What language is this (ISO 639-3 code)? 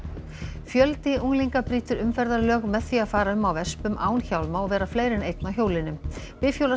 isl